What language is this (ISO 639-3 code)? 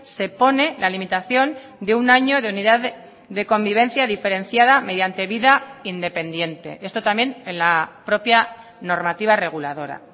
spa